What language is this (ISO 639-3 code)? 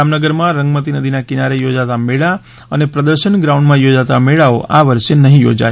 guj